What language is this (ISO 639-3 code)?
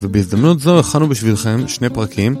heb